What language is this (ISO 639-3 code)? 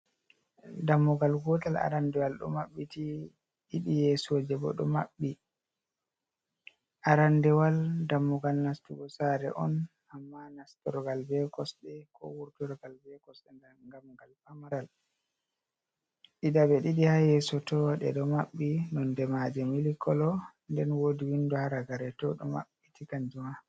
ful